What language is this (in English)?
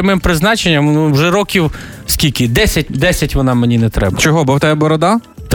Ukrainian